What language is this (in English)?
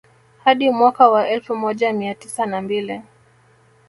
Swahili